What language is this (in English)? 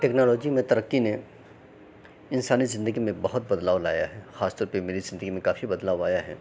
Urdu